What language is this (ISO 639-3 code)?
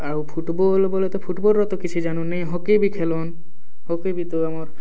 ori